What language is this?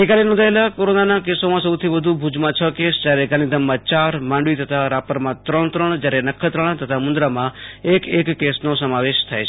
Gujarati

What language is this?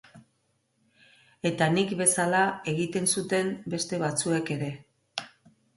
Basque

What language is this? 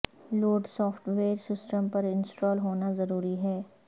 Urdu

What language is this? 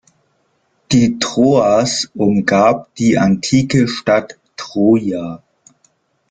German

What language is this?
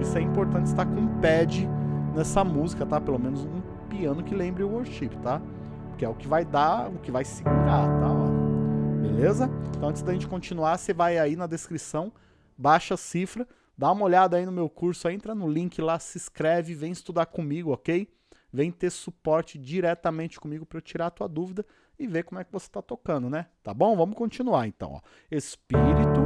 Portuguese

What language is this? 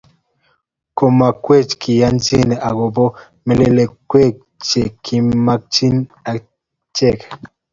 Kalenjin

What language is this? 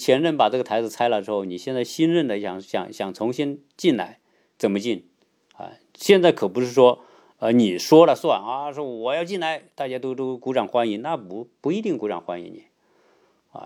Chinese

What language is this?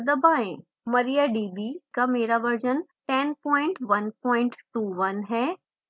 Hindi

